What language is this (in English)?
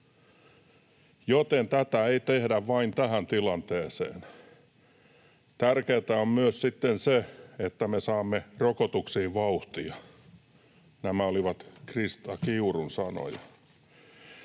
Finnish